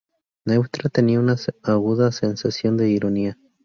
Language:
Spanish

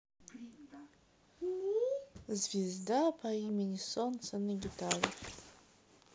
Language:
Russian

